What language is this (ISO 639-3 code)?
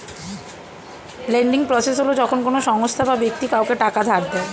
ben